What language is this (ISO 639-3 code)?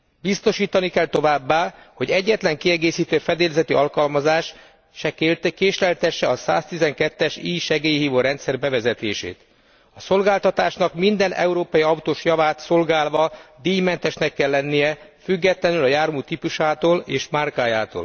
hun